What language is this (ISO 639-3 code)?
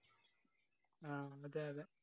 mal